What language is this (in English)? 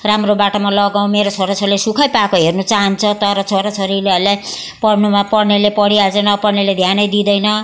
Nepali